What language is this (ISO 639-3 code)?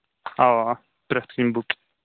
kas